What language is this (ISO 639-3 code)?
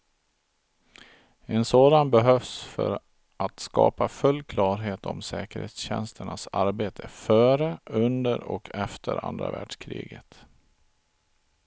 swe